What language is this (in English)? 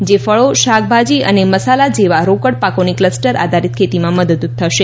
Gujarati